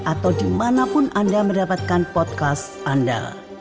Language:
Indonesian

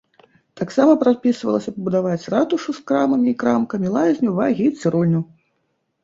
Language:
Belarusian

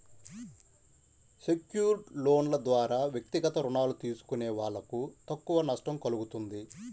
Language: Telugu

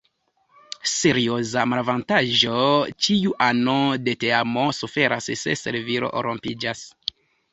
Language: Esperanto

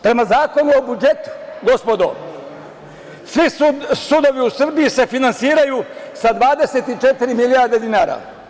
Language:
Serbian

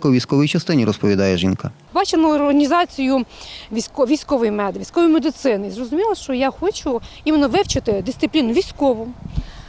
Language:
Ukrainian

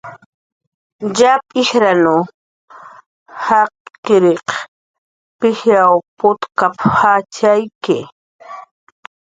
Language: Jaqaru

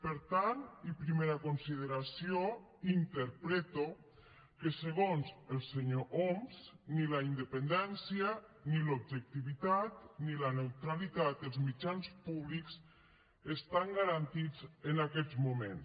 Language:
Catalan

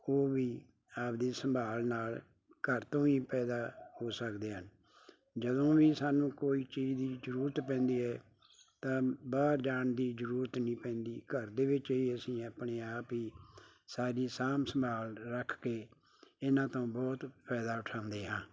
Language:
Punjabi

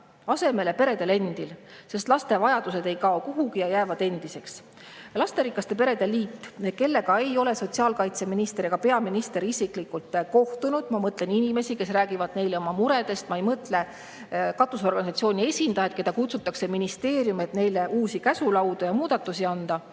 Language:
Estonian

